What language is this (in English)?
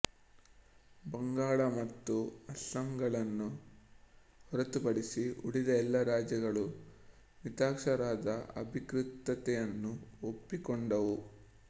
Kannada